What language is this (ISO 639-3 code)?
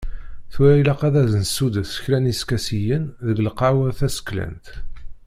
kab